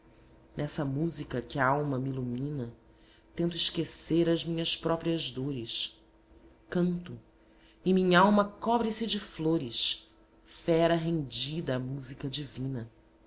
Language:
Portuguese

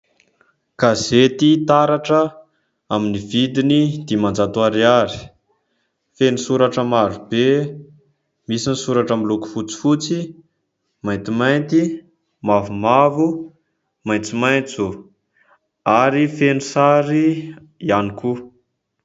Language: Malagasy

